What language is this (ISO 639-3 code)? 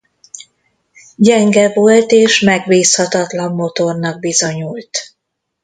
hun